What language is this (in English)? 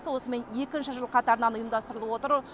Kazakh